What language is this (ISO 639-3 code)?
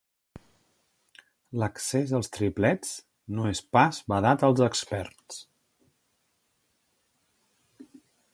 cat